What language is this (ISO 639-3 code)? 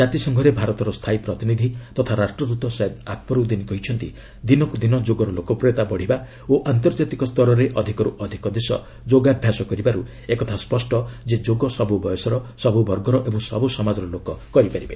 ori